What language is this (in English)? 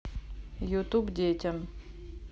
Russian